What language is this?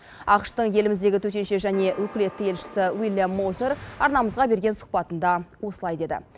Kazakh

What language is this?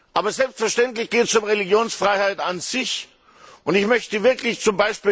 German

